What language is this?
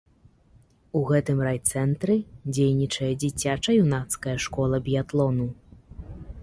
Belarusian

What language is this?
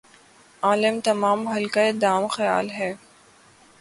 Urdu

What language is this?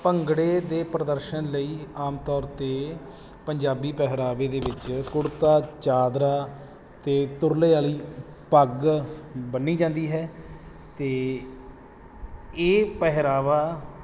Punjabi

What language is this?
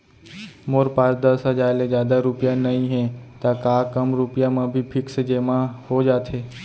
Chhattisgarhi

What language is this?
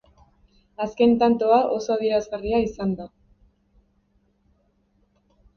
Basque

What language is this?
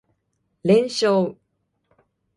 Japanese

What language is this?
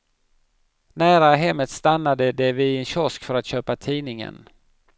Swedish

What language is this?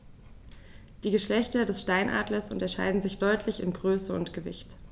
German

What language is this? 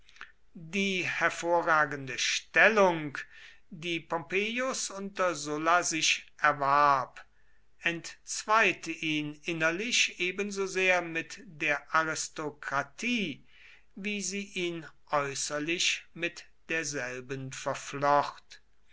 German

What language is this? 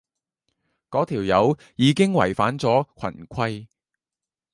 Cantonese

